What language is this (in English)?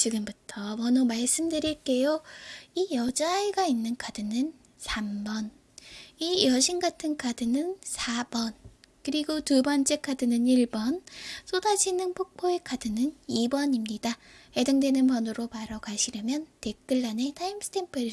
Korean